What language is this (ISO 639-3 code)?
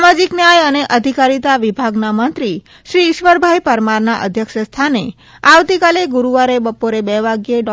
guj